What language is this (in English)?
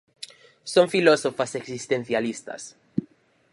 Galician